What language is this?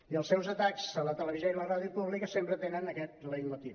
Catalan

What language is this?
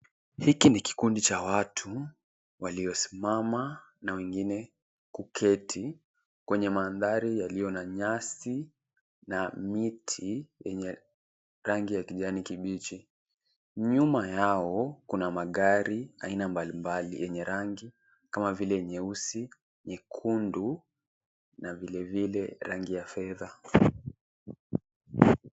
Swahili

